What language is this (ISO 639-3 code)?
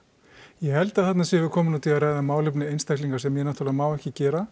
isl